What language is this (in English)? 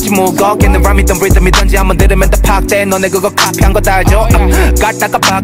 Vietnamese